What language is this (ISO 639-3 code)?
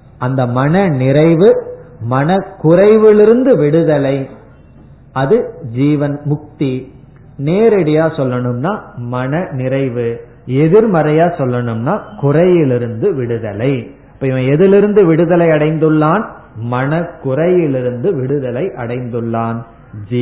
tam